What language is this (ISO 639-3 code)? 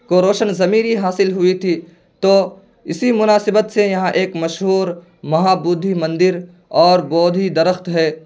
urd